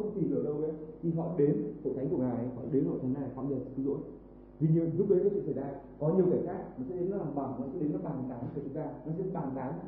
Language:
Vietnamese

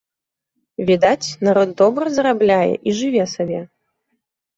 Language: Belarusian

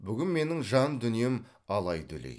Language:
Kazakh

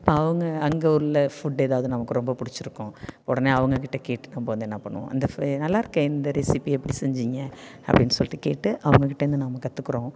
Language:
Tamil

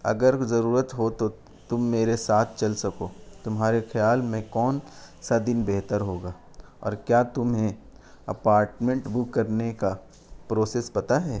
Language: Urdu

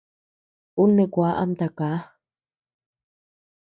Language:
Tepeuxila Cuicatec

